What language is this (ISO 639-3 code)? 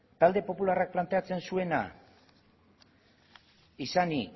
eus